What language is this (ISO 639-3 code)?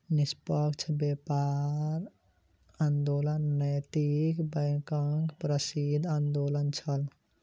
mai